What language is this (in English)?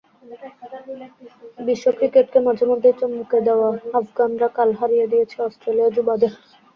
Bangla